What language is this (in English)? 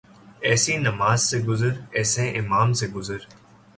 Urdu